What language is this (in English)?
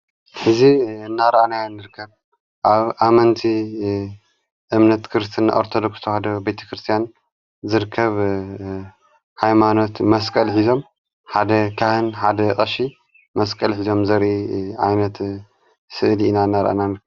Tigrinya